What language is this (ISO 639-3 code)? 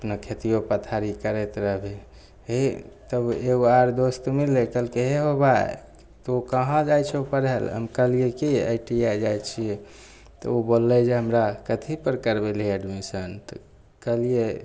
mai